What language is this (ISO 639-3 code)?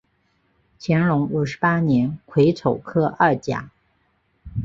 zho